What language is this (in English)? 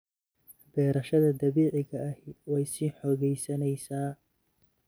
Somali